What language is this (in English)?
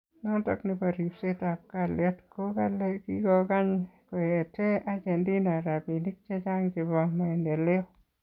Kalenjin